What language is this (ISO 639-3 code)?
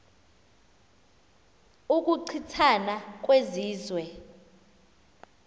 xho